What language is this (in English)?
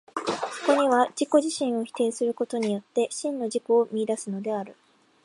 Japanese